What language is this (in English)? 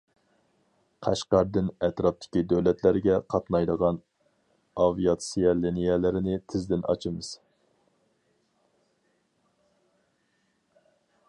Uyghur